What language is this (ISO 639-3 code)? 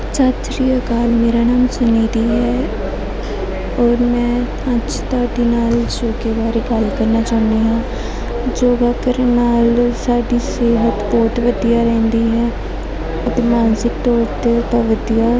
pan